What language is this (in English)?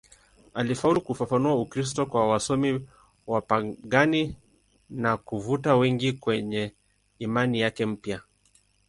Swahili